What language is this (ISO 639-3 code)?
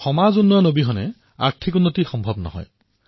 asm